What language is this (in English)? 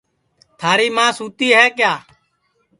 Sansi